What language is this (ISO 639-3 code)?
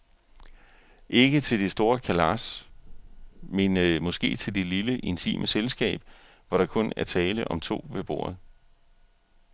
dan